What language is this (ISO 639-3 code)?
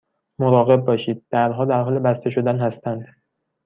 fas